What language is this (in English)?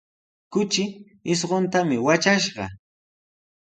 Sihuas Ancash Quechua